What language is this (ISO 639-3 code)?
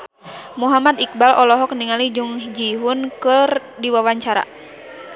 sun